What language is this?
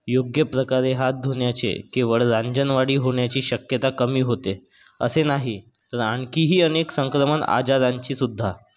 Marathi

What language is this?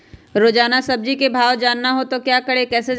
Magahi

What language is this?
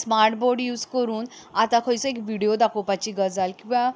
Konkani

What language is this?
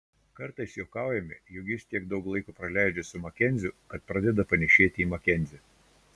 Lithuanian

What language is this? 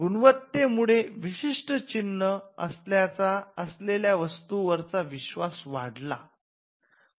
Marathi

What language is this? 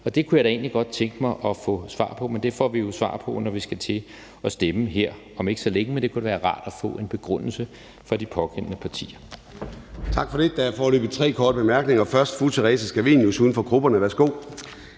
Danish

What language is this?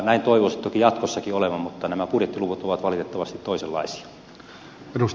Finnish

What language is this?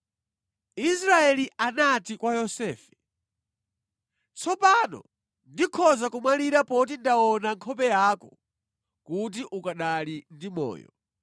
Nyanja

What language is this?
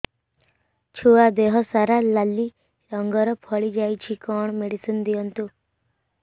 Odia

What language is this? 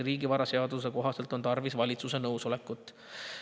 Estonian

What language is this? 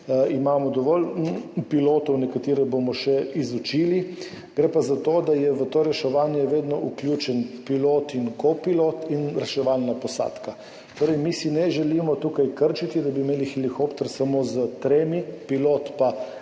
Slovenian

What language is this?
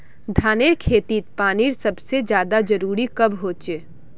Magahi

